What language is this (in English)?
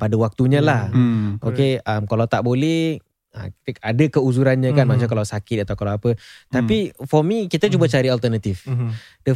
Malay